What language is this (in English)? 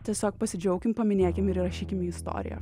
Lithuanian